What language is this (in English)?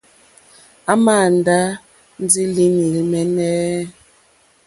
Mokpwe